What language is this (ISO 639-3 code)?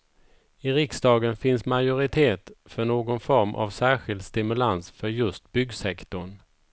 swe